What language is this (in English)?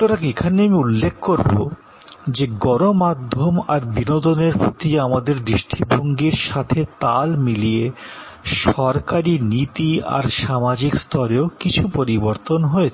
Bangla